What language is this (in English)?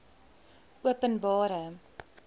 Afrikaans